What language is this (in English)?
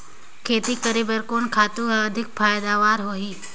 Chhattisgarhi